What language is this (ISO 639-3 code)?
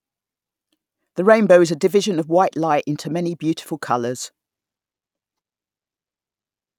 eng